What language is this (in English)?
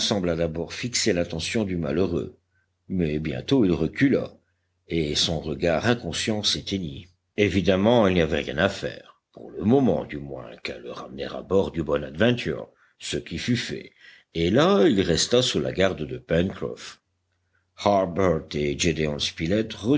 French